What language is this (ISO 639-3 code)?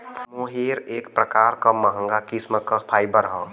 bho